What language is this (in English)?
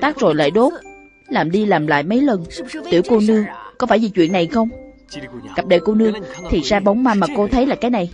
Vietnamese